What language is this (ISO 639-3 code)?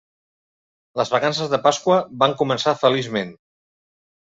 cat